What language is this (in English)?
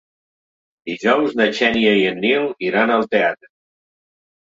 Catalan